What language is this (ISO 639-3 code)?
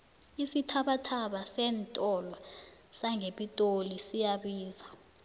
nbl